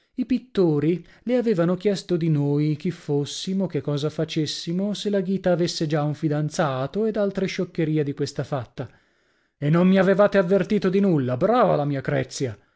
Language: Italian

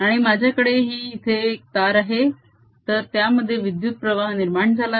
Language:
Marathi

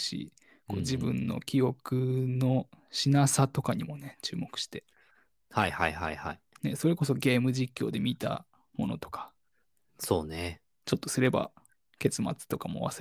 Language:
Japanese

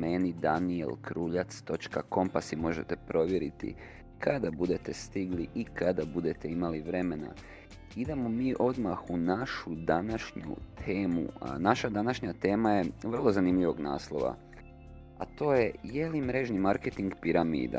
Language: Croatian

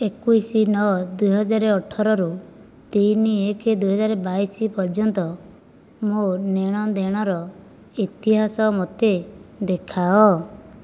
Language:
Odia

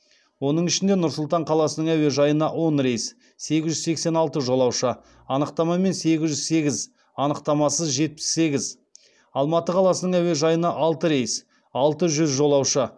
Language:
Kazakh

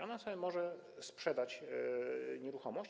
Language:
Polish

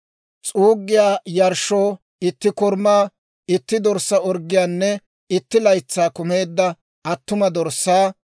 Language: Dawro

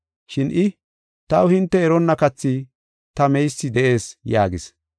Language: Gofa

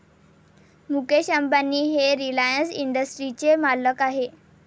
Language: Marathi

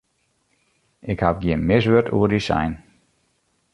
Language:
Western Frisian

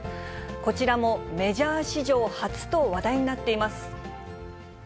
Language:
Japanese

